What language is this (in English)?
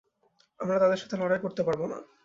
Bangla